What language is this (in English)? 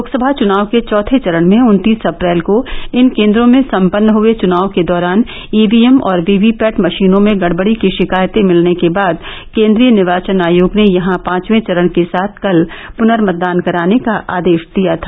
Hindi